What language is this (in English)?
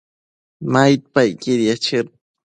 Matsés